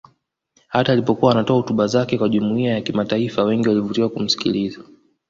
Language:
Swahili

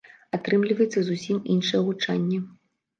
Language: Belarusian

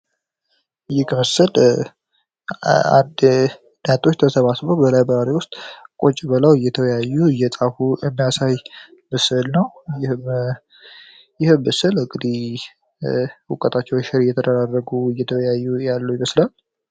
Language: Amharic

